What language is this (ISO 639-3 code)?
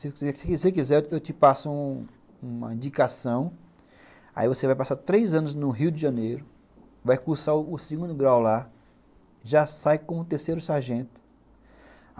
por